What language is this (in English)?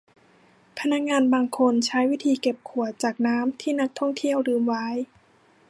Thai